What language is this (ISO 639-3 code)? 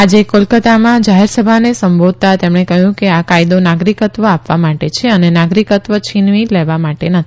guj